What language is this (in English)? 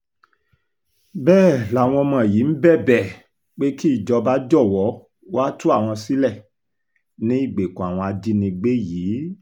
Yoruba